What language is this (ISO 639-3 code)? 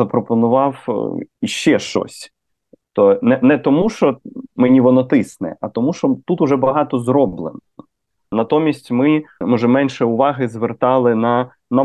ukr